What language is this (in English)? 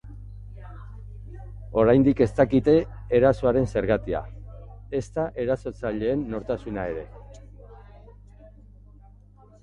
Basque